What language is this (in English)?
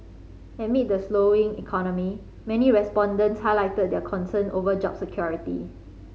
English